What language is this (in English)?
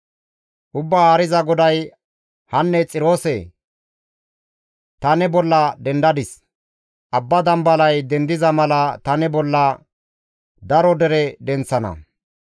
Gamo